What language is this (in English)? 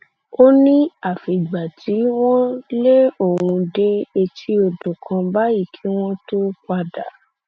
Yoruba